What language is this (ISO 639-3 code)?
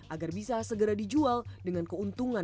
ind